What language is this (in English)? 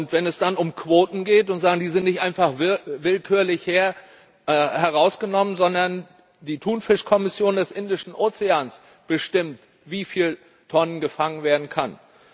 German